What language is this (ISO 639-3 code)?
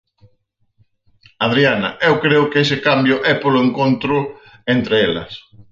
glg